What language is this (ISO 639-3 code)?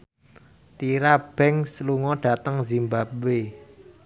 jav